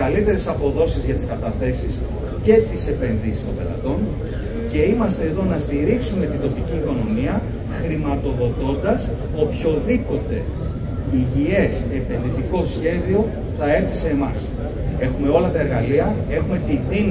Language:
Greek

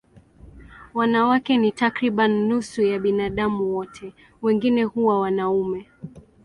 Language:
Swahili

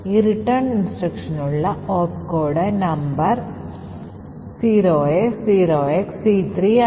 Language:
Malayalam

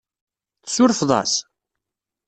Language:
Kabyle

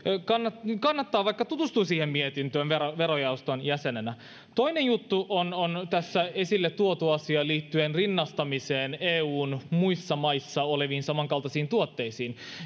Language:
Finnish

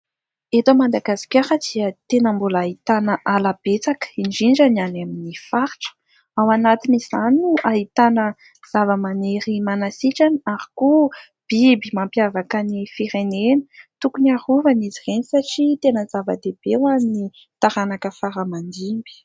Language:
Malagasy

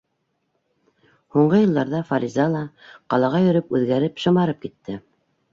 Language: Bashkir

